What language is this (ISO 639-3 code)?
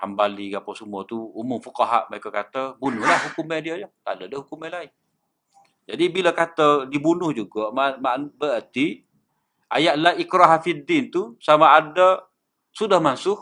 msa